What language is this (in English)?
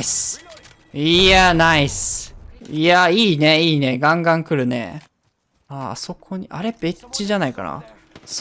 Japanese